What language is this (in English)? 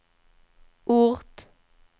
Swedish